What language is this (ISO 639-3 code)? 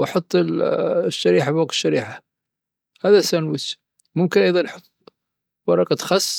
adf